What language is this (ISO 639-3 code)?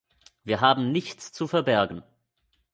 deu